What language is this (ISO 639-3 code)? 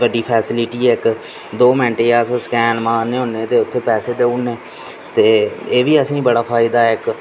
doi